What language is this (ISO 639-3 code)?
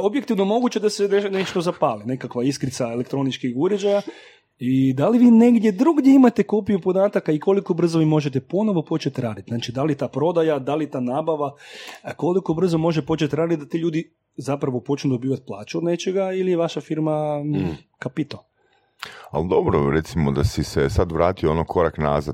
hrv